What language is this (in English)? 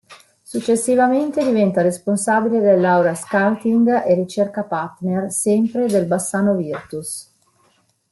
Italian